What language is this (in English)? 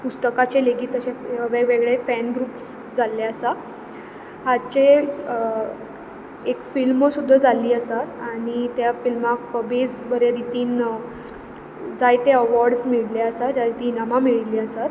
Konkani